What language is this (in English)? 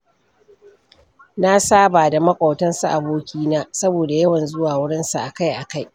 Hausa